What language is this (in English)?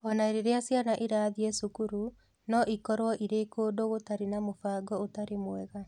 Kikuyu